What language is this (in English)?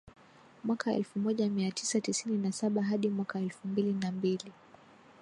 Swahili